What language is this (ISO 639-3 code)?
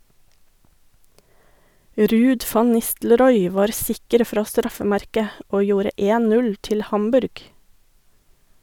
nor